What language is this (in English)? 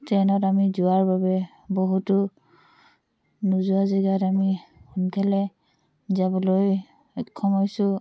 Assamese